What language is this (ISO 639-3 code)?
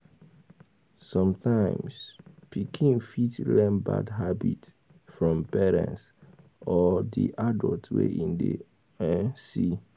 pcm